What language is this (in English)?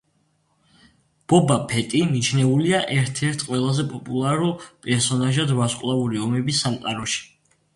Georgian